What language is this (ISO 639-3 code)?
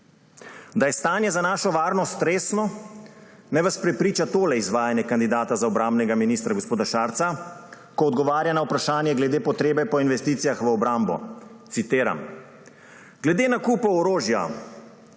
slv